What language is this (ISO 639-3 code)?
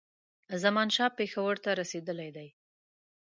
pus